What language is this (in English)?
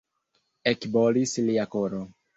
Esperanto